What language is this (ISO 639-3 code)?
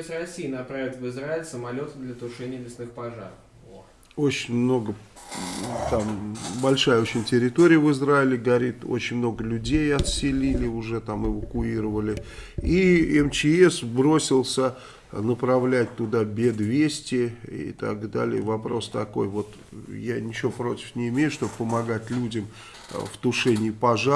rus